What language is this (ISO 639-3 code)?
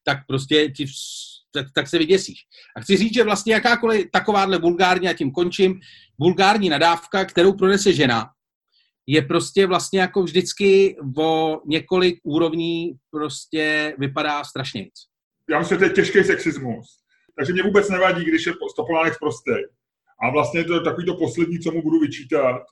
ces